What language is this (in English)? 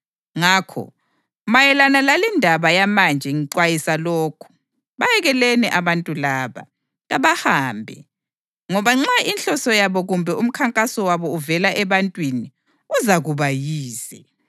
North Ndebele